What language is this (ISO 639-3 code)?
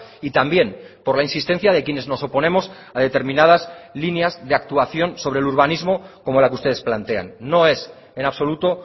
spa